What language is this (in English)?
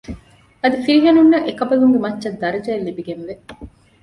Divehi